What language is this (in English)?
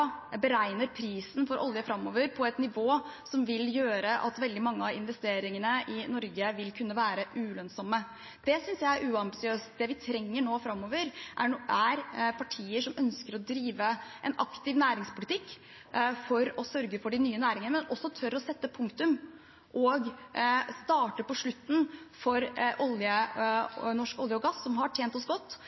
Norwegian Bokmål